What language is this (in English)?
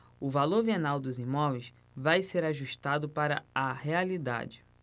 Portuguese